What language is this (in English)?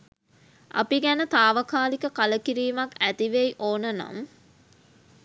Sinhala